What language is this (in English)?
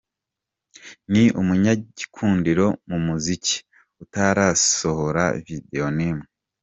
Kinyarwanda